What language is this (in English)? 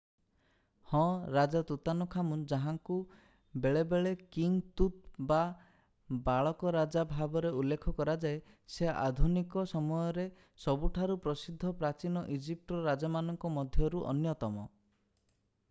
Odia